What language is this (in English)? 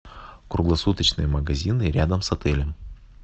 Russian